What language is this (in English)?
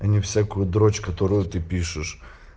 Russian